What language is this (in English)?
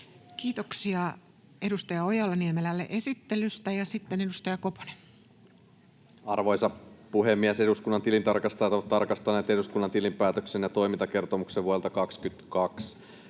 Finnish